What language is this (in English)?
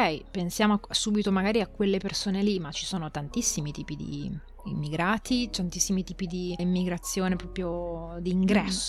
Italian